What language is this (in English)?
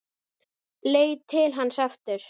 Icelandic